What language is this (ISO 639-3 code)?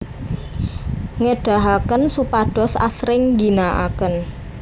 jav